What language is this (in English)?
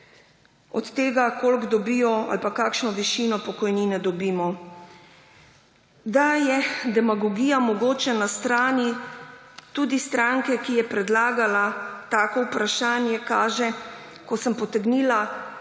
Slovenian